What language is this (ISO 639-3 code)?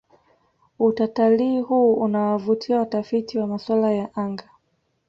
swa